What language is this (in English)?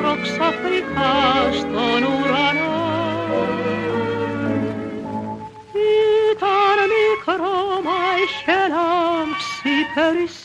Greek